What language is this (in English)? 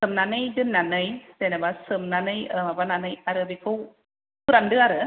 Bodo